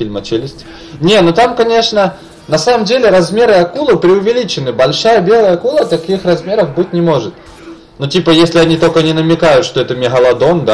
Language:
Russian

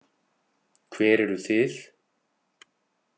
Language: Icelandic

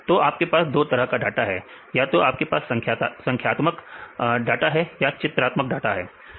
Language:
Hindi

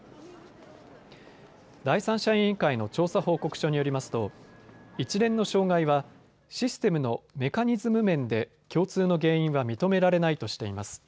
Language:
Japanese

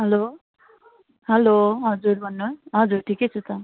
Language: Nepali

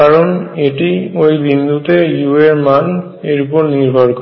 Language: Bangla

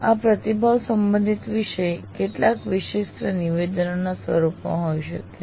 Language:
Gujarati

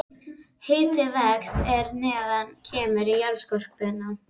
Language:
Icelandic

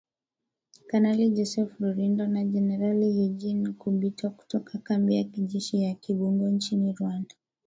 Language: Swahili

